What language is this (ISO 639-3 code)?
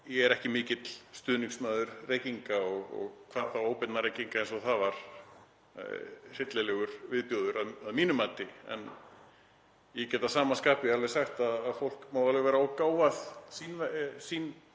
isl